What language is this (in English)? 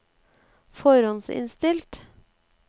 Norwegian